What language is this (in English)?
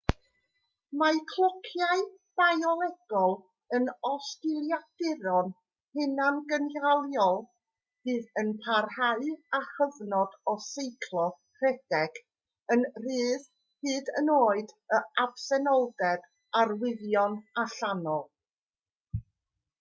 Welsh